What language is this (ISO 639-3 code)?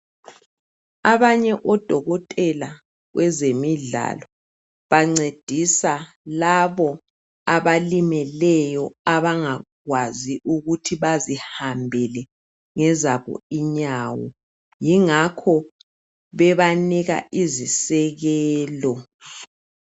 nde